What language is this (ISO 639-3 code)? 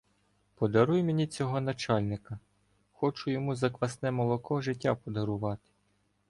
ukr